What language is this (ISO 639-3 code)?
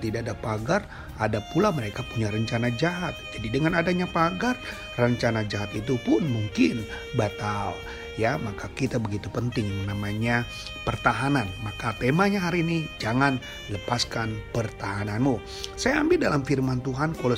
ind